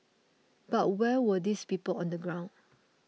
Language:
English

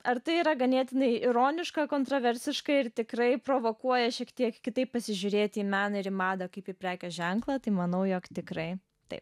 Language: Lithuanian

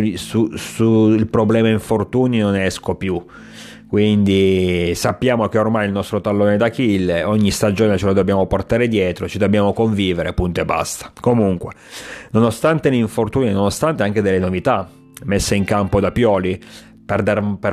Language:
Italian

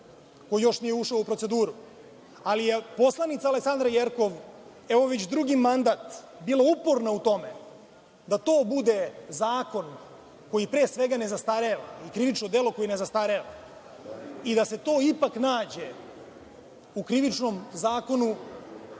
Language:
Serbian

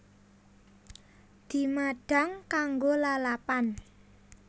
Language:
Javanese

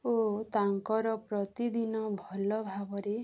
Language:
Odia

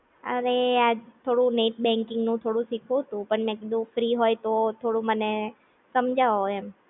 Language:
Gujarati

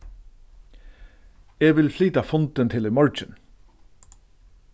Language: Faroese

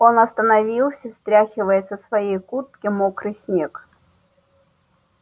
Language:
Russian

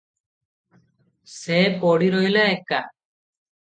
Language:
Odia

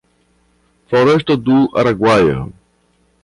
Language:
Portuguese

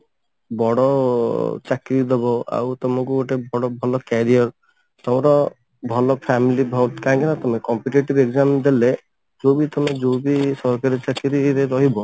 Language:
Odia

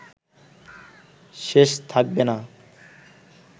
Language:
Bangla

